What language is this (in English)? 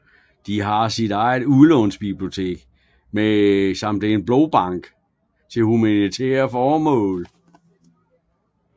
Danish